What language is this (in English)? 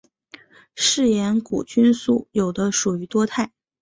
Chinese